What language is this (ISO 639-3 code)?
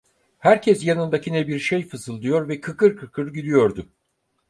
tur